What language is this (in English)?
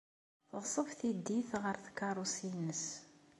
Kabyle